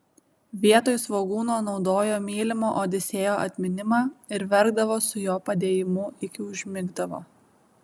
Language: Lithuanian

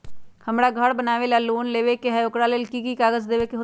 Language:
Magahi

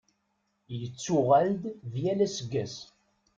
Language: Kabyle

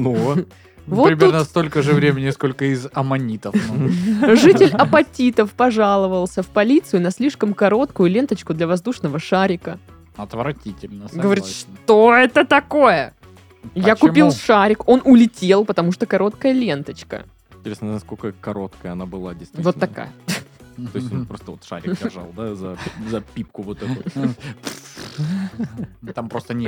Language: Russian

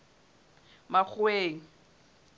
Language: Southern Sotho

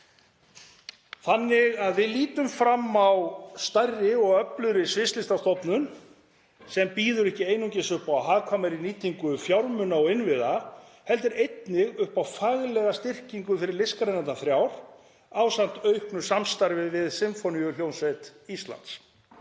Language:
Icelandic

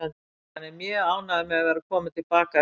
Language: Icelandic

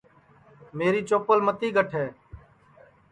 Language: Sansi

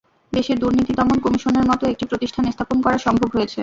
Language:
Bangla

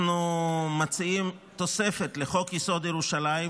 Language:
Hebrew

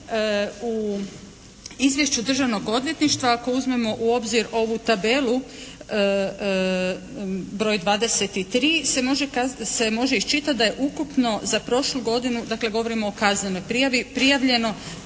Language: Croatian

